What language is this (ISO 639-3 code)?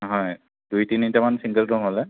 asm